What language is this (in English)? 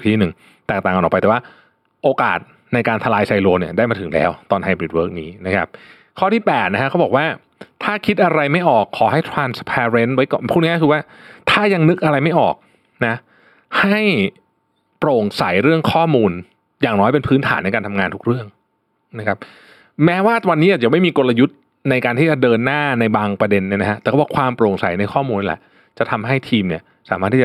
Thai